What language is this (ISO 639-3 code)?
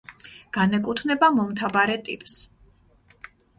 kat